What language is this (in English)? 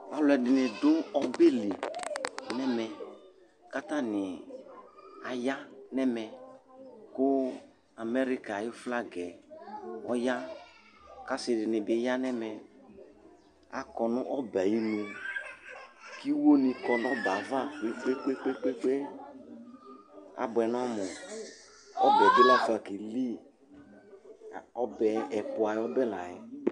Ikposo